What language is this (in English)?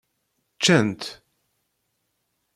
Kabyle